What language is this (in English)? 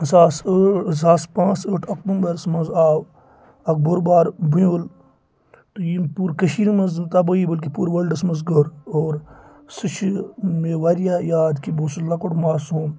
Kashmiri